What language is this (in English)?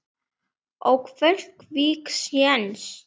Icelandic